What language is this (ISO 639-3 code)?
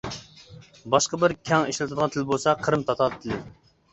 uig